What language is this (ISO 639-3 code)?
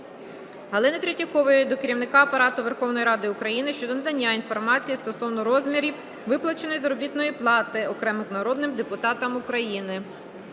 ukr